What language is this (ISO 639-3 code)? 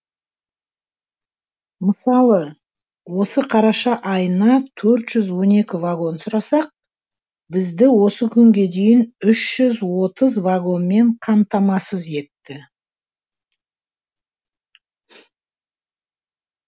kaz